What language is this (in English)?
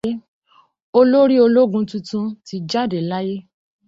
Yoruba